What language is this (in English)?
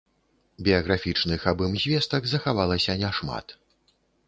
Belarusian